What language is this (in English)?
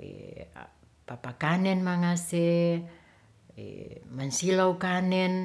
Ratahan